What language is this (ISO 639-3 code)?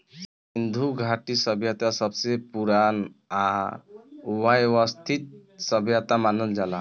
bho